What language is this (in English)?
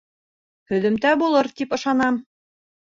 Bashkir